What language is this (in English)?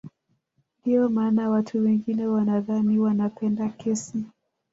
Swahili